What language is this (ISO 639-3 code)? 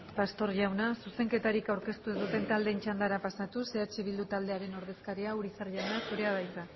eus